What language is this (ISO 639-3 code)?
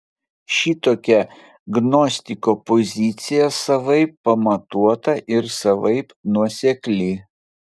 lit